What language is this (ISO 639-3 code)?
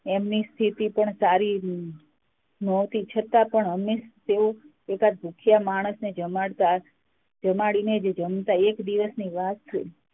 guj